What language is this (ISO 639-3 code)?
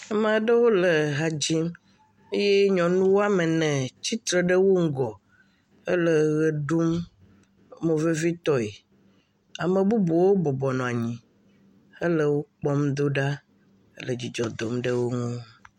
ewe